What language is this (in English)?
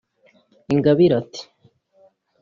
Kinyarwanda